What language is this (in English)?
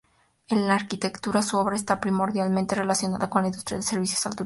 Spanish